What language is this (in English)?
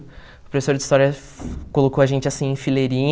Portuguese